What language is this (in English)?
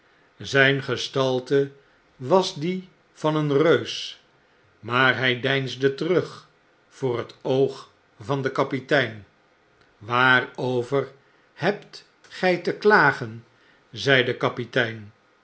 Dutch